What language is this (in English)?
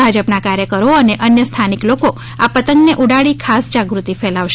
Gujarati